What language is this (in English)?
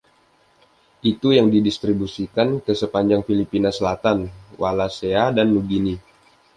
Indonesian